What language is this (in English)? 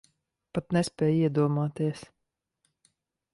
Latvian